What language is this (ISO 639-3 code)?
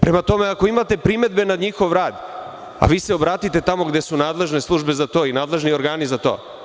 srp